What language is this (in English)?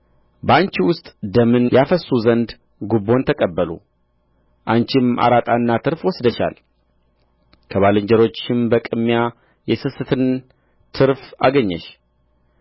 Amharic